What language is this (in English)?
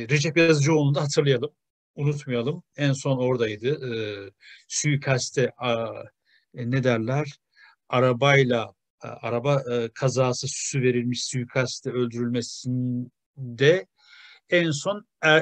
Turkish